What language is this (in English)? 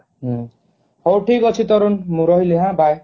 Odia